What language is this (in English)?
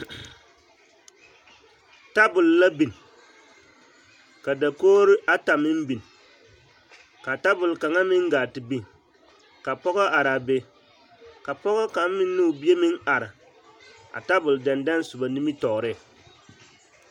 Southern Dagaare